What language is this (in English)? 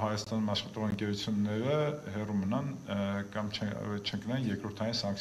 Latvian